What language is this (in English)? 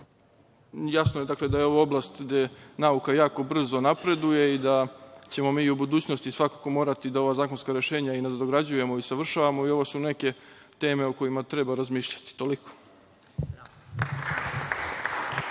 Serbian